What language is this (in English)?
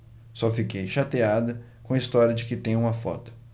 Portuguese